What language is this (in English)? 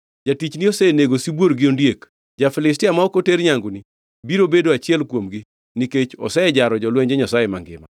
Luo (Kenya and Tanzania)